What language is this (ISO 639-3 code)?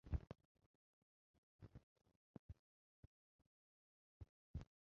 zho